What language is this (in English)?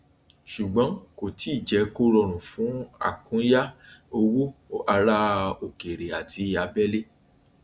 Yoruba